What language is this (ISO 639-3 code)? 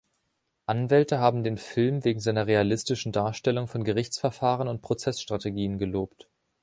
deu